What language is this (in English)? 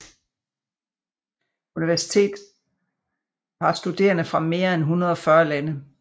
Danish